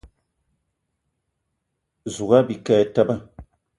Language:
Eton (Cameroon)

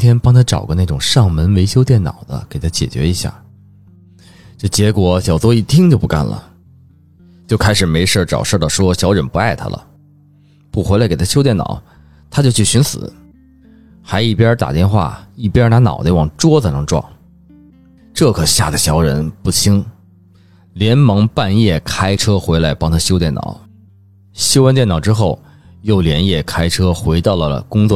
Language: Chinese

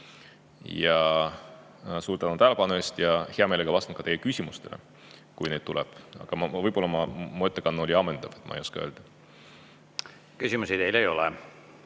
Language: Estonian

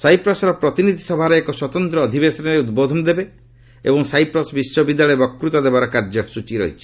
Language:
Odia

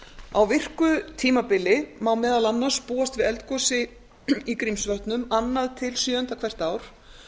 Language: Icelandic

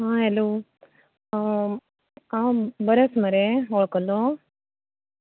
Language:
Konkani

